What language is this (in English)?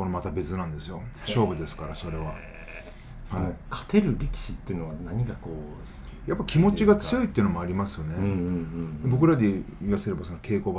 Japanese